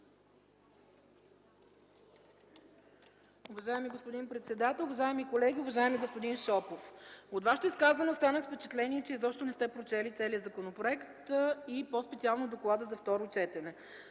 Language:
Bulgarian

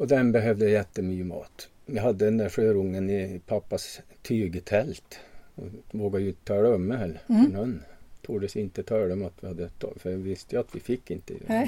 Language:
Swedish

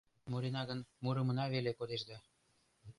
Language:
Mari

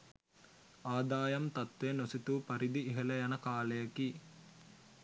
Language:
Sinhala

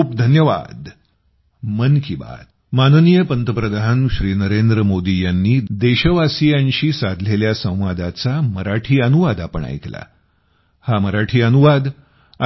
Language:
Marathi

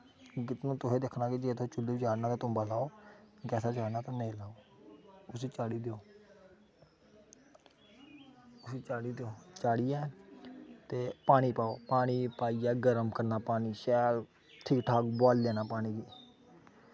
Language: Dogri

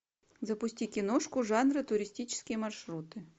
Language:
Russian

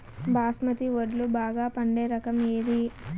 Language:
Telugu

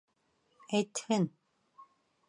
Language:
Bashkir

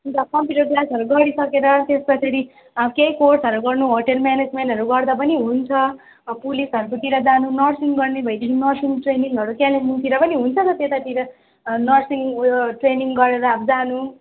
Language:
Nepali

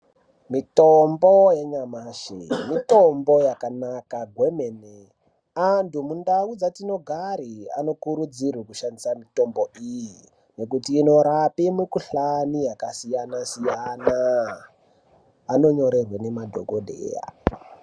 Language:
Ndau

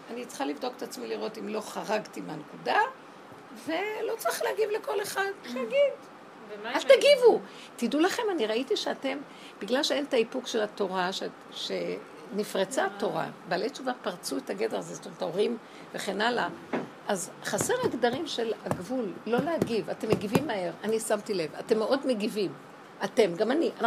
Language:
Hebrew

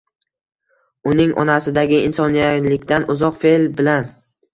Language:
Uzbek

